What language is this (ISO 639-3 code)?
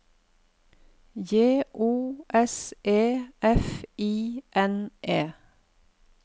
nor